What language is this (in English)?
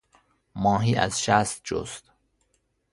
Persian